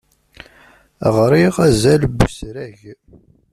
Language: Kabyle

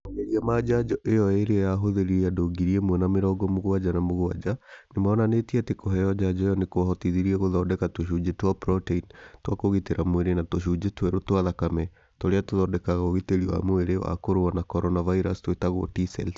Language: Kikuyu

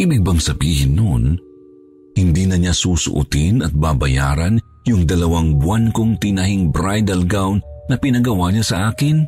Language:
Filipino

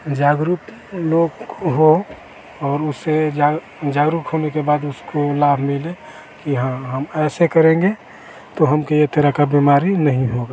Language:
Hindi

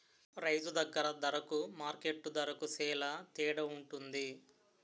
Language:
Telugu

